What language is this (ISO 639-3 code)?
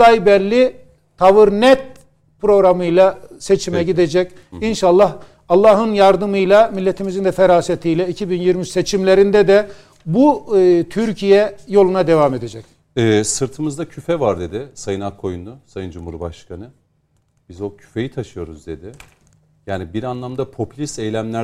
tur